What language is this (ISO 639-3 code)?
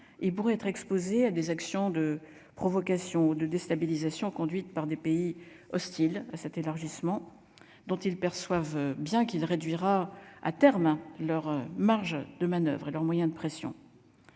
fra